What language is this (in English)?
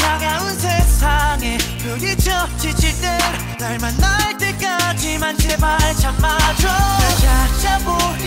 Korean